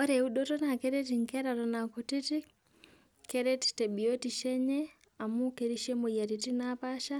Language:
Masai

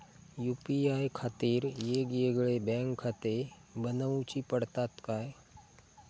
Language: Marathi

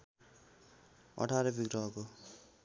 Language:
Nepali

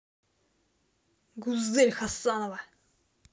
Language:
Russian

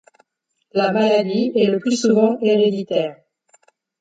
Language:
French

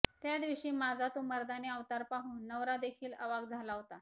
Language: Marathi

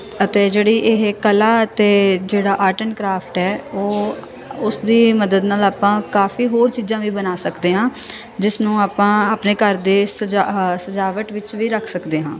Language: Punjabi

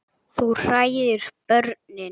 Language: Icelandic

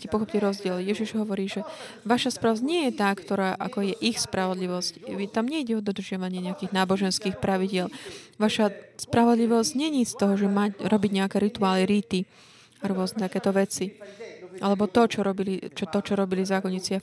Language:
Slovak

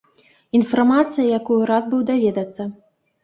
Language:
Belarusian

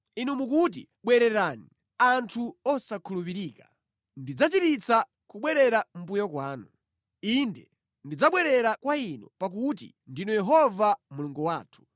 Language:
Nyanja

